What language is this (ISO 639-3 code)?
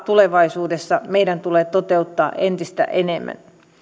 fin